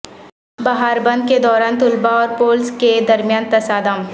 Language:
Urdu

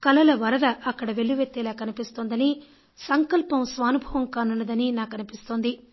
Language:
Telugu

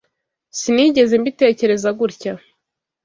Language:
Kinyarwanda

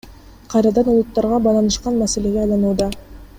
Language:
Kyrgyz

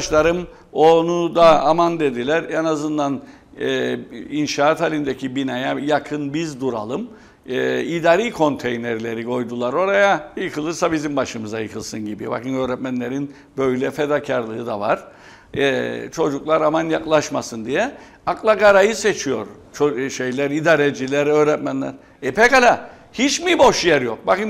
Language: Turkish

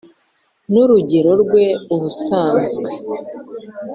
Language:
Kinyarwanda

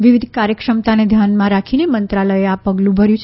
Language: Gujarati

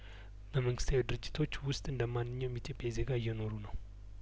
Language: Amharic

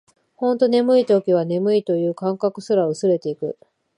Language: Japanese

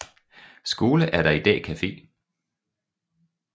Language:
Danish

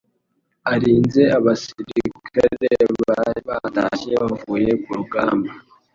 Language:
Kinyarwanda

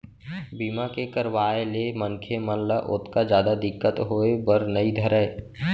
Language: Chhattisgarhi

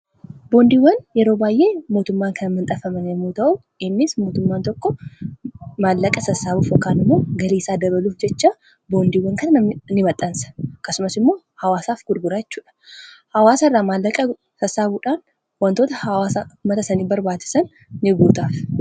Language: Oromo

